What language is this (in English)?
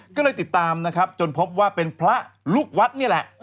Thai